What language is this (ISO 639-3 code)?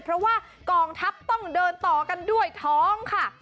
tha